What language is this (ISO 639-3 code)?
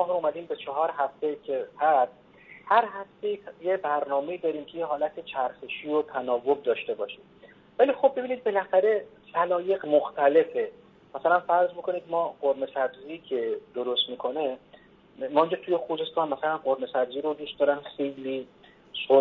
fas